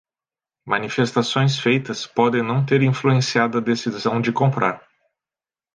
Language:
Portuguese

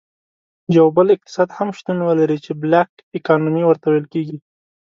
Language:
Pashto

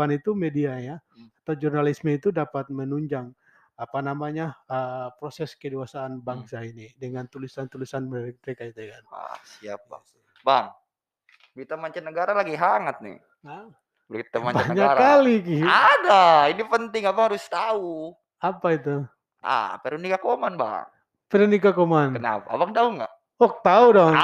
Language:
Indonesian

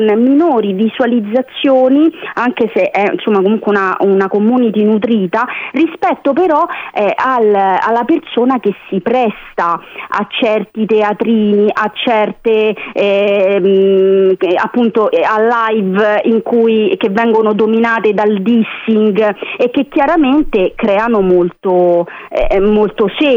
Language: Italian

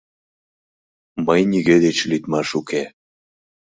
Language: Mari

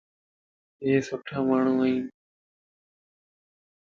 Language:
Lasi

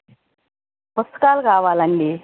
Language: Telugu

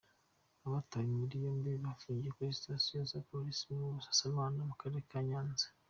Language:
Kinyarwanda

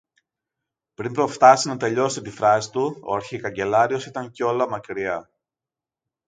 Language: Greek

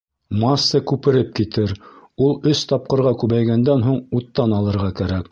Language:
Bashkir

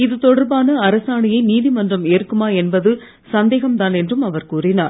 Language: Tamil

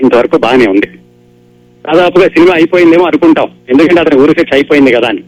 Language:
Telugu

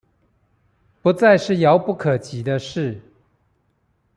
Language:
Chinese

